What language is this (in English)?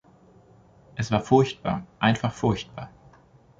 German